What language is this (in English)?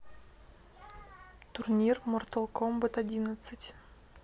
Russian